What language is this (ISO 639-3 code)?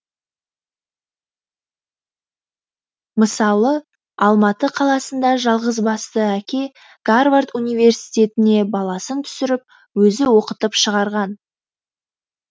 kaz